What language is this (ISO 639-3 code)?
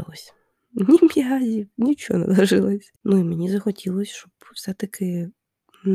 ukr